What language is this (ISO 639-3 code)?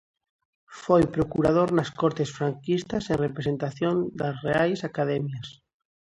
glg